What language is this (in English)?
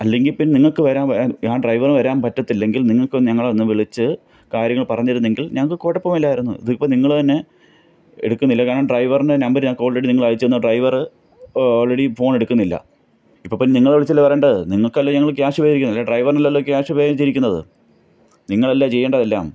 Malayalam